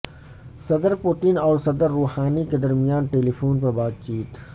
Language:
Urdu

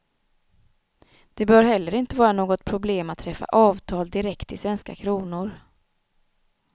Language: Swedish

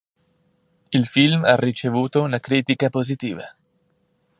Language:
Italian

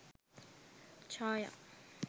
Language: Sinhala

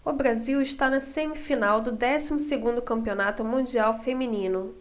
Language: Portuguese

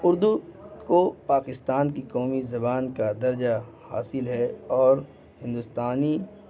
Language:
Urdu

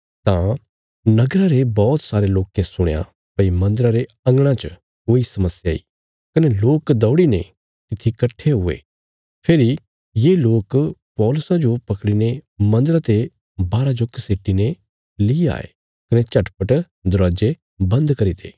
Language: Bilaspuri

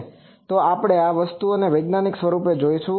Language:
Gujarati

